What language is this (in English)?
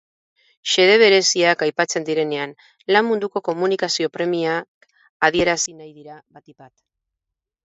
Basque